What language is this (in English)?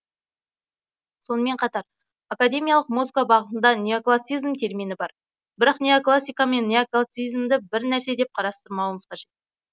Kazakh